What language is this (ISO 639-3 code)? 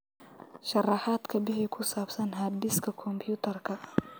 som